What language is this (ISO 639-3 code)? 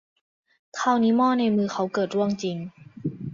tha